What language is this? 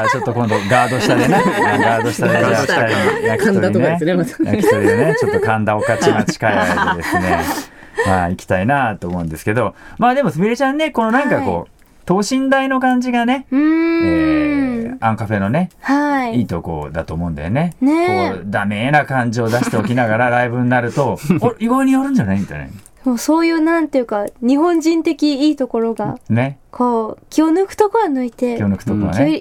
Japanese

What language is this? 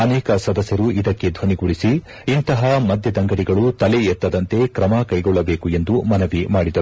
Kannada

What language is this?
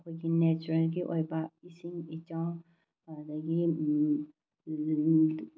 Manipuri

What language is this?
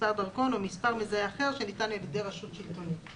Hebrew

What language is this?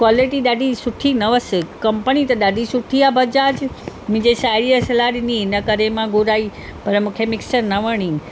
Sindhi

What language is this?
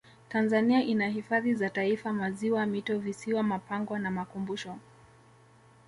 Swahili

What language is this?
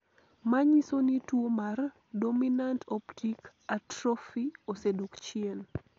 Luo (Kenya and Tanzania)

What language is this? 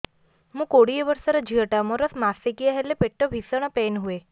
Odia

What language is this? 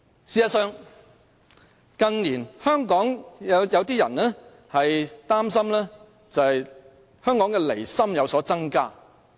Cantonese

